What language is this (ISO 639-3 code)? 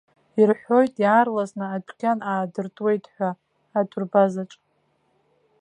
abk